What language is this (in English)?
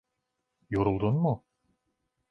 Turkish